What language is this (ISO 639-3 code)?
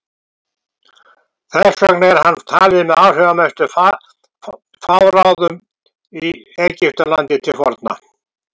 isl